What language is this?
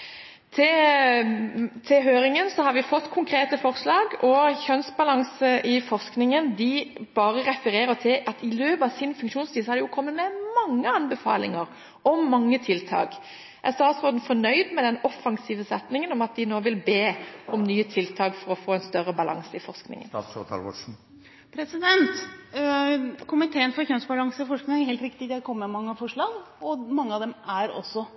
Norwegian Bokmål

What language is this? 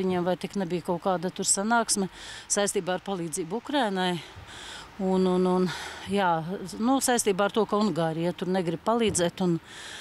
Latvian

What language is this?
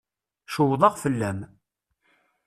Kabyle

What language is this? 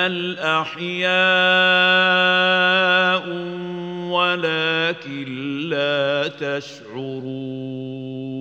Arabic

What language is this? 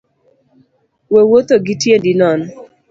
Luo (Kenya and Tanzania)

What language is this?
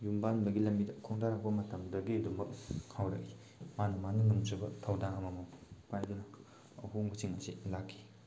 Manipuri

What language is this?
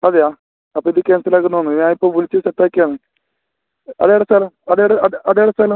Malayalam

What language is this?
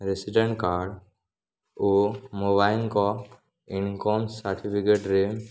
Odia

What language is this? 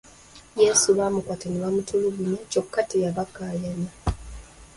Ganda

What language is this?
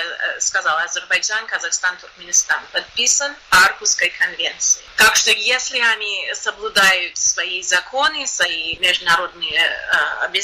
Russian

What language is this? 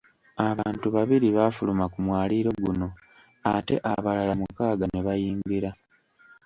Ganda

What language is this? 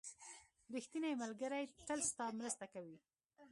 Pashto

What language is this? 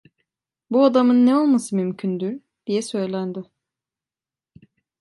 Turkish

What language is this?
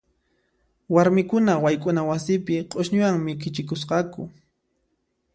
Puno Quechua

